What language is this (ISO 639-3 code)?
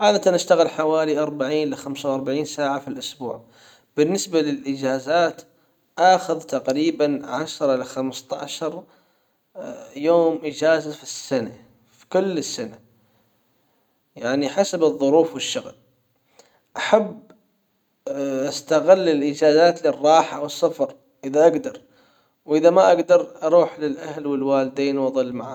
acw